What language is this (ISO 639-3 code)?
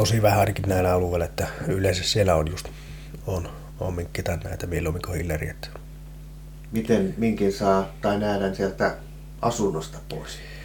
fin